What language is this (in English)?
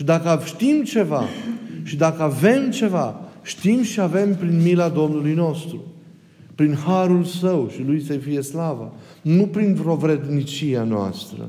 Romanian